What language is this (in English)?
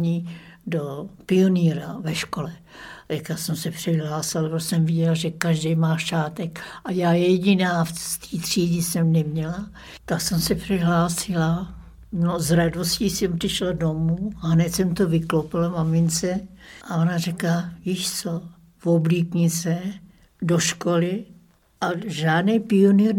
Czech